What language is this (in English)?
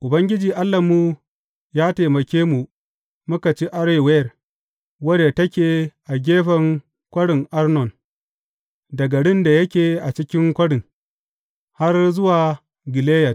Hausa